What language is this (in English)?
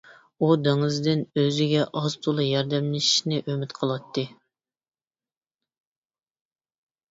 Uyghur